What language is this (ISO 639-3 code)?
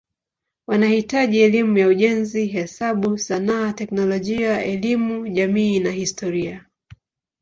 swa